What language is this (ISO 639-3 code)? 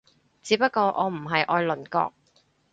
yue